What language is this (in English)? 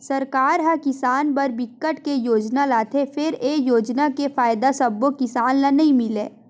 Chhattisgarhi